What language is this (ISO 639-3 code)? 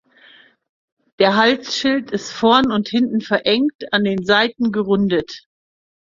deu